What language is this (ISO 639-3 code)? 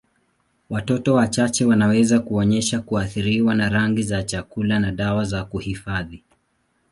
swa